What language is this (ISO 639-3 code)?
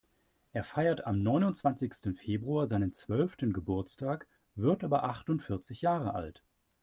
deu